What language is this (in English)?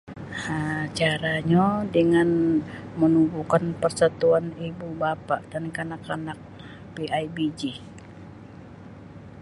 Sabah Bisaya